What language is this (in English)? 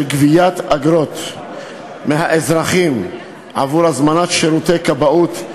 Hebrew